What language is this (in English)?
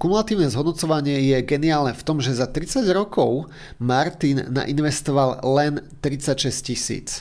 Slovak